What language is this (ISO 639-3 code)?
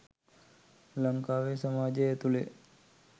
sin